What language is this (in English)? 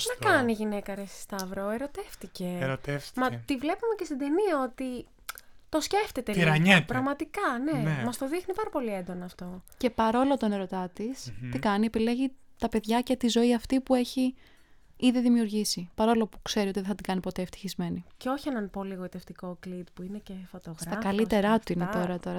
Greek